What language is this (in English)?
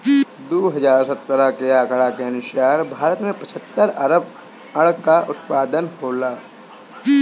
Bhojpuri